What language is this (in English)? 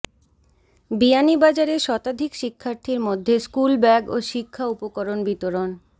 Bangla